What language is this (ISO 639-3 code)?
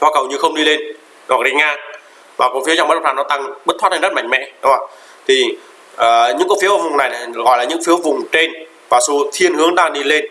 vie